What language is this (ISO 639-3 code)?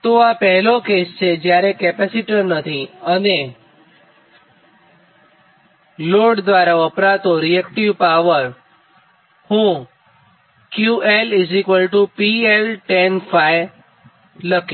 guj